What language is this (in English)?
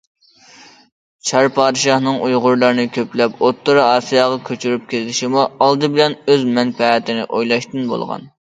Uyghur